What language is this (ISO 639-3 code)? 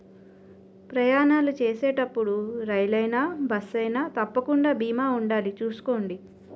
tel